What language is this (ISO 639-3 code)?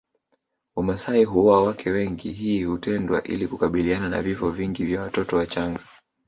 swa